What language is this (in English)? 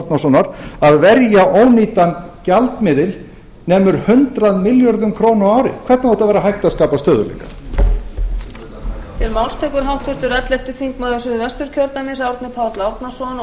Icelandic